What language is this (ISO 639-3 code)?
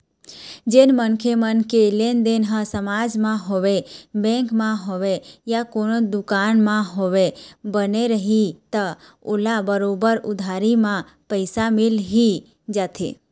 hne